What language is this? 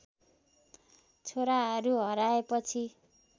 Nepali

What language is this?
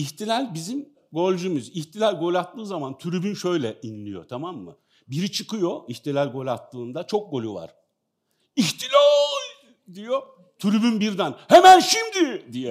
Turkish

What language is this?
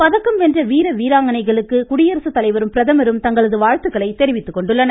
Tamil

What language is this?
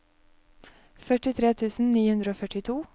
Norwegian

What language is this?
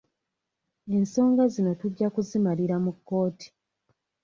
Ganda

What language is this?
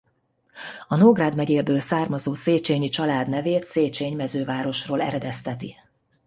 Hungarian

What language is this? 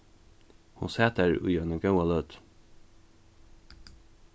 Faroese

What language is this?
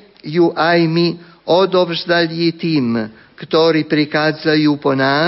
Slovak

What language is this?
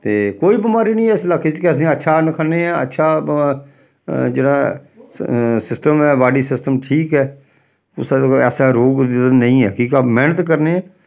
Dogri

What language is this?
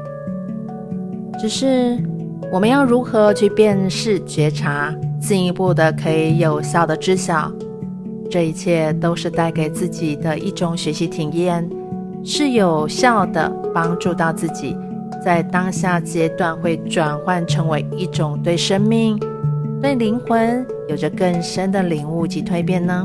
Chinese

